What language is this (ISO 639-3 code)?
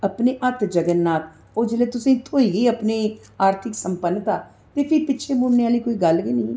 doi